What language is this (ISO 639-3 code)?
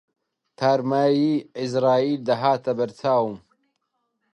ckb